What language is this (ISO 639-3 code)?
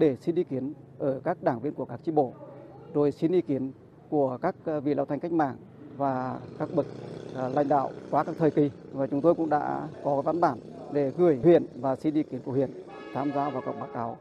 vie